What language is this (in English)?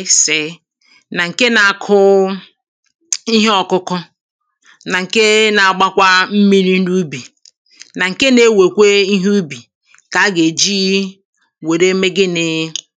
Igbo